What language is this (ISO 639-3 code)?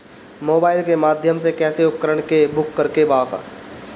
bho